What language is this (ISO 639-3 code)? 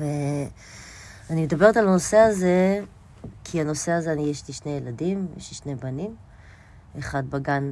heb